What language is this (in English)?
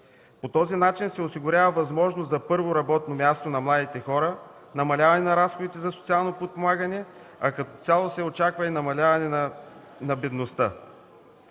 Bulgarian